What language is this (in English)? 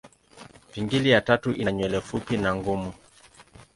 Swahili